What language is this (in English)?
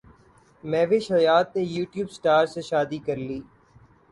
Urdu